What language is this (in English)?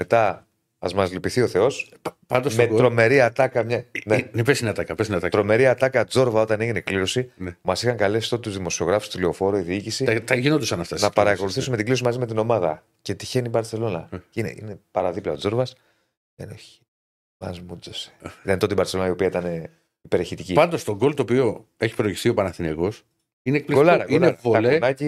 Greek